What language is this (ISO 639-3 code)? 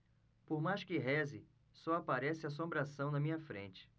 por